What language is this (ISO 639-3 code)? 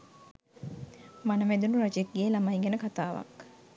sin